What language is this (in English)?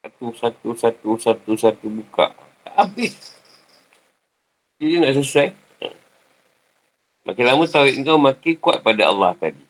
Malay